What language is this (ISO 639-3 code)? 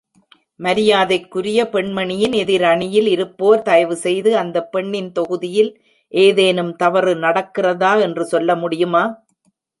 tam